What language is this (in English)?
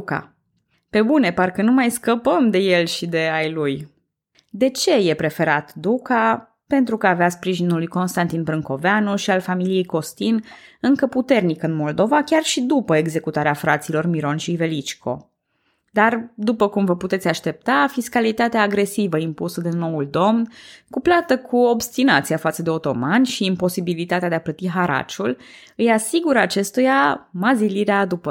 Romanian